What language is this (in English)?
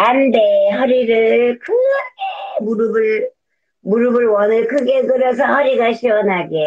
Korean